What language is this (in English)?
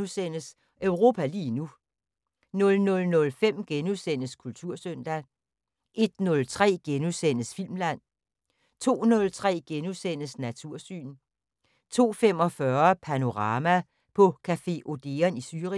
Danish